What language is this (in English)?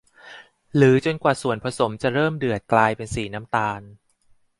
Thai